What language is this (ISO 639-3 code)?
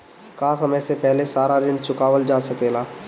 bho